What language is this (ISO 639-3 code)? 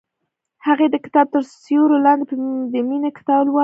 pus